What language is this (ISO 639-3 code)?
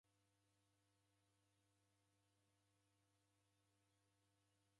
dav